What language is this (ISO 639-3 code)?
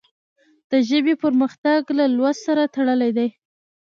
pus